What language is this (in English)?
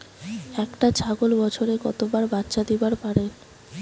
Bangla